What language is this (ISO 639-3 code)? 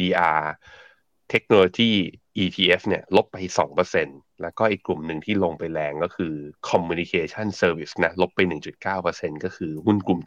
tha